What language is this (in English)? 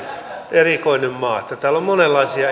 Finnish